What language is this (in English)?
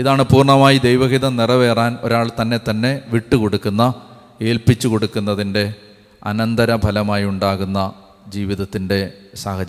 Malayalam